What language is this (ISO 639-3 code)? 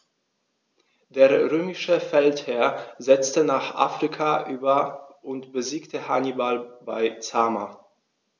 deu